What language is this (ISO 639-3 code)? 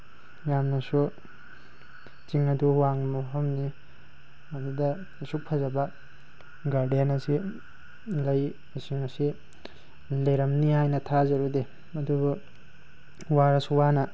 mni